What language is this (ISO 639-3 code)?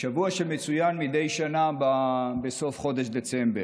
heb